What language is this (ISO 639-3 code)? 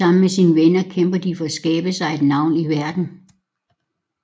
dan